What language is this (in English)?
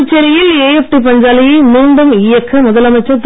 Tamil